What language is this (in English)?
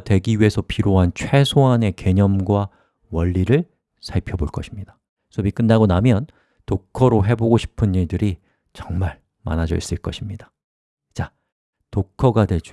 Korean